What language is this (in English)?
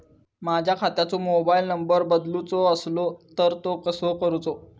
Marathi